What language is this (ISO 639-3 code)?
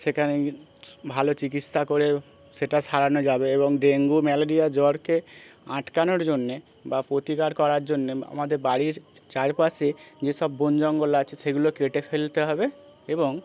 ben